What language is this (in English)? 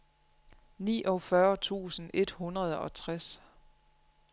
Danish